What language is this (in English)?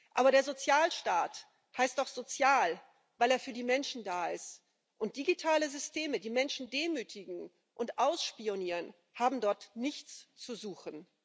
German